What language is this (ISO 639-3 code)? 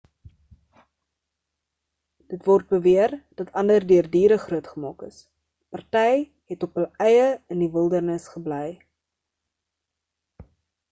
afr